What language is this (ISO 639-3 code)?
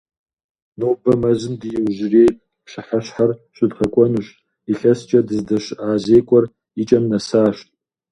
kbd